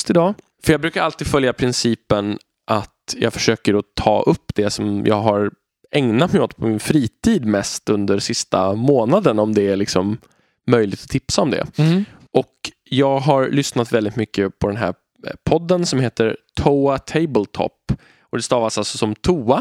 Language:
Swedish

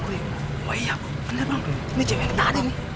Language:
Indonesian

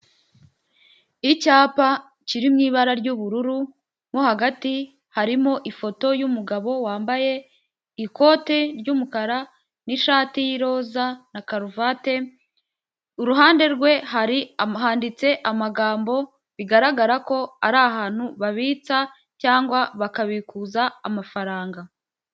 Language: Kinyarwanda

